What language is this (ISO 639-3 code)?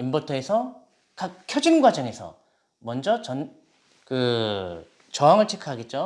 kor